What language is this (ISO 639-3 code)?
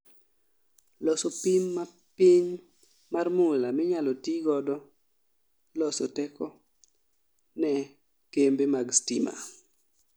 luo